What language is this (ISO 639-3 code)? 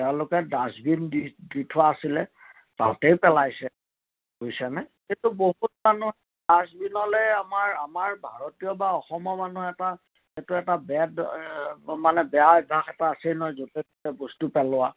asm